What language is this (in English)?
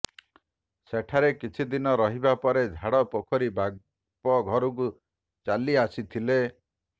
Odia